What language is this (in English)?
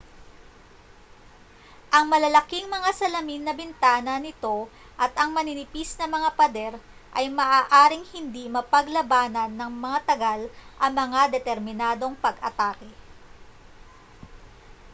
Filipino